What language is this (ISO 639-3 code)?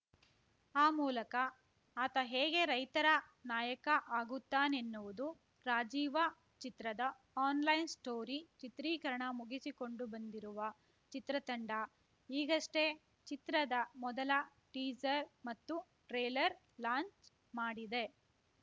kan